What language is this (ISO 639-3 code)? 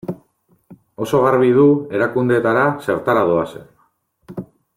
eus